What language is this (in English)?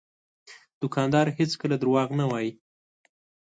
Pashto